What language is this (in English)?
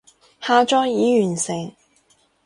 Cantonese